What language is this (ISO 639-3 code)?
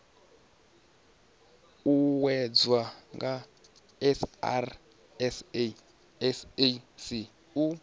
ven